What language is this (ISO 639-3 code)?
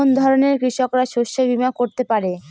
ben